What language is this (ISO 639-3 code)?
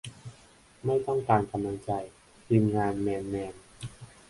tha